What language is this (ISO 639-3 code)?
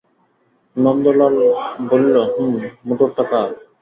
ben